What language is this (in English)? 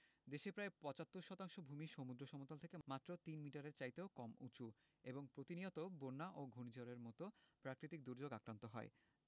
Bangla